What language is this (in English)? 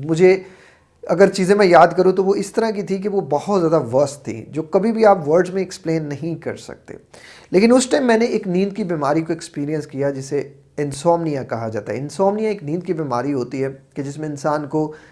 Hindi